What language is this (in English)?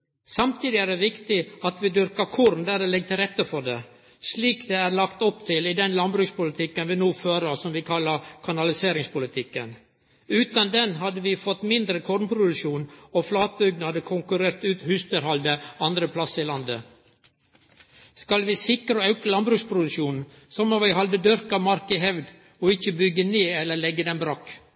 Norwegian Nynorsk